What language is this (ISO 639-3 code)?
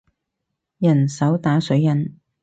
yue